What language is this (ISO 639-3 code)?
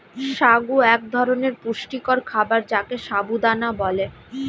ben